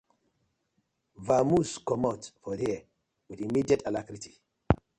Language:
Nigerian Pidgin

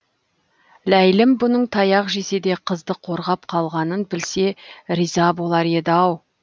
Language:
Kazakh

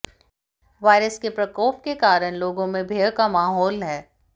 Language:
Hindi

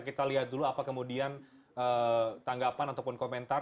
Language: Indonesian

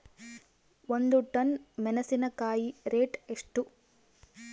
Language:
Kannada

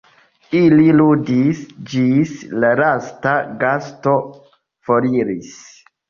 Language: Esperanto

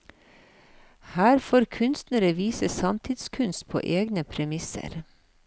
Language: Norwegian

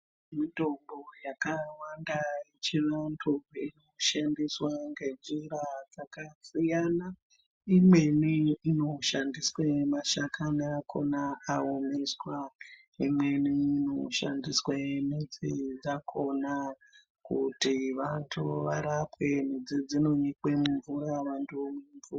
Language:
Ndau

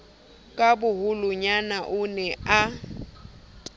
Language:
Southern Sotho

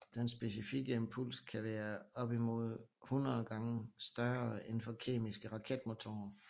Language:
Danish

